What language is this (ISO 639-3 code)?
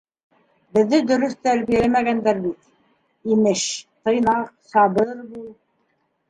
bak